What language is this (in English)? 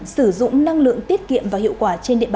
Vietnamese